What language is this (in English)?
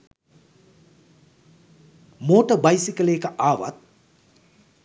Sinhala